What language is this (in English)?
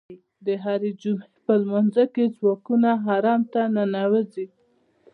Pashto